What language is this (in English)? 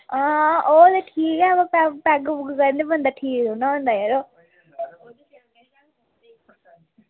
Dogri